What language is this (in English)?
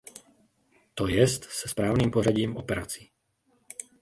Czech